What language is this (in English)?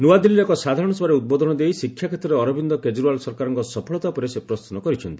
Odia